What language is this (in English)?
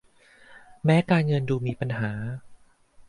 Thai